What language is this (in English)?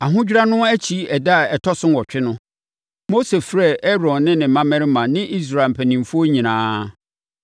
Akan